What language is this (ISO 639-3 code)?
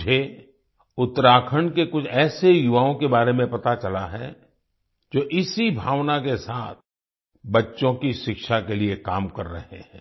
hin